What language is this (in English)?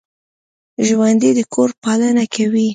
Pashto